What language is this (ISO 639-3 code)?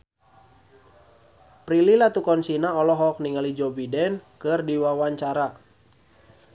sun